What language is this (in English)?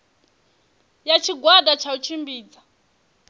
Venda